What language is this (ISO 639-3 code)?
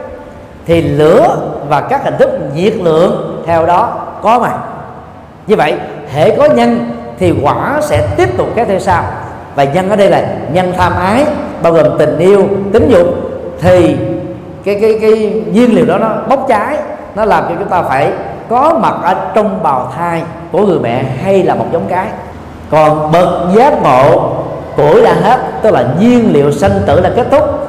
vie